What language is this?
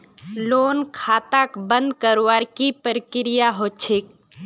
Magahi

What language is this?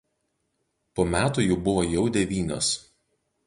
Lithuanian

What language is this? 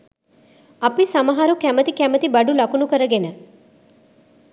Sinhala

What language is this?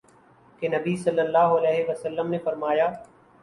Urdu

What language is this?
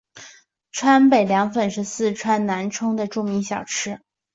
Chinese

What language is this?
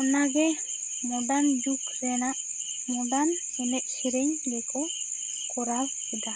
Santali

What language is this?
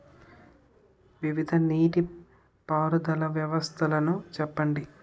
Telugu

